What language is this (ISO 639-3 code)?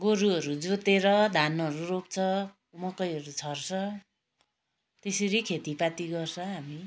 nep